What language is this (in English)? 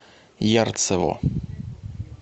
Russian